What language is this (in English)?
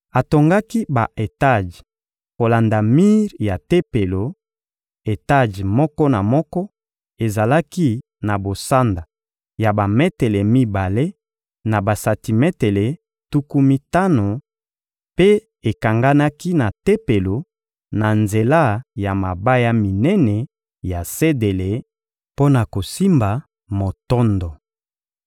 Lingala